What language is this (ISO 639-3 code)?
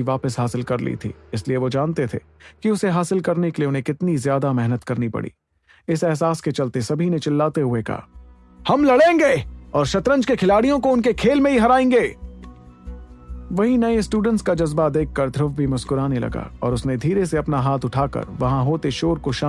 hin